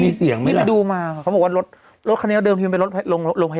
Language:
Thai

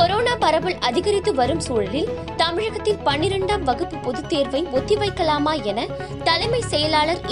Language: Tamil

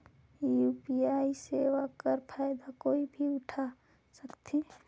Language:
Chhattisgarhi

